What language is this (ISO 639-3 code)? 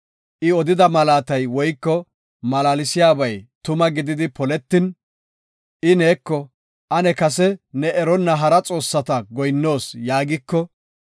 gof